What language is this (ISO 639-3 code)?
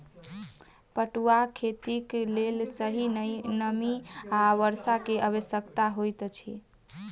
mai